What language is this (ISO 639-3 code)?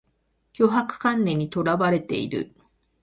jpn